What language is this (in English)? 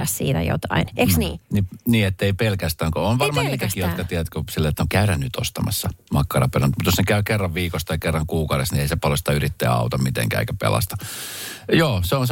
Finnish